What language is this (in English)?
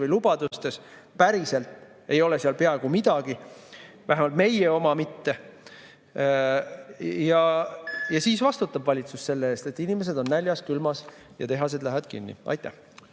Estonian